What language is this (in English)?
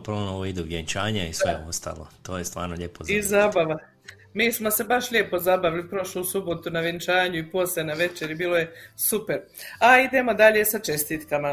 Croatian